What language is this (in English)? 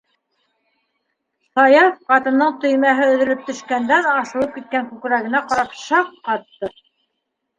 Bashkir